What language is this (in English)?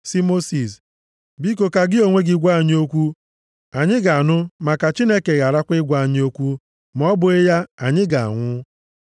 Igbo